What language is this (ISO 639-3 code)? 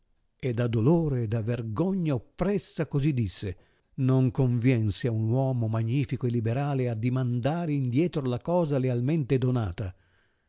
ita